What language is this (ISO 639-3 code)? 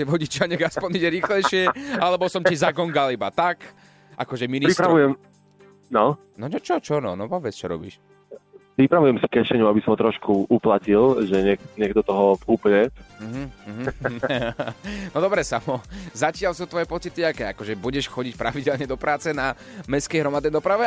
slk